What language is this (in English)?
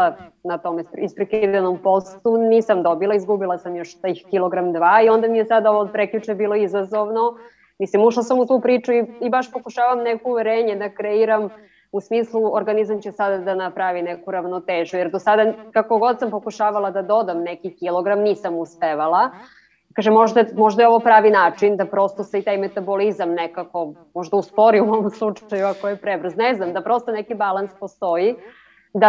Croatian